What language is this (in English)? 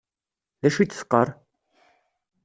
Kabyle